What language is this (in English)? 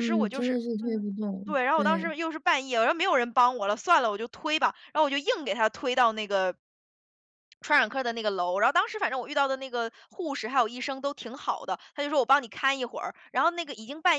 Chinese